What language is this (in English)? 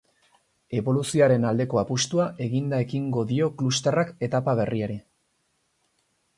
Basque